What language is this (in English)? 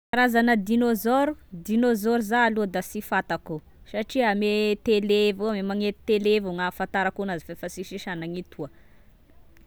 Tesaka Malagasy